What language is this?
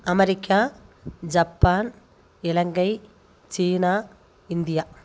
Tamil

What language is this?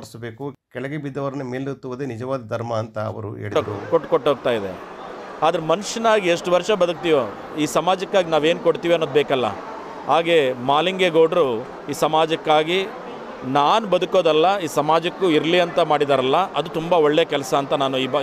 Kannada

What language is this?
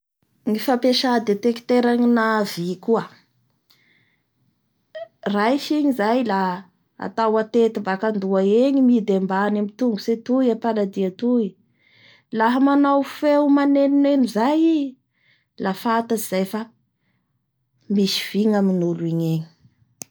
Bara Malagasy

